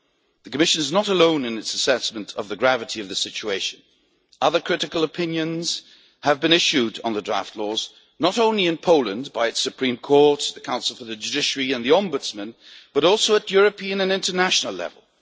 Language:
English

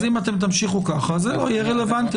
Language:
Hebrew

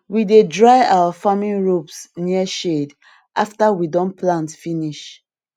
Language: Nigerian Pidgin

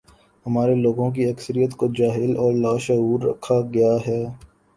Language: Urdu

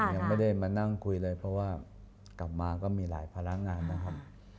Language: Thai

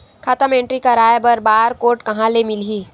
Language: Chhattisgarhi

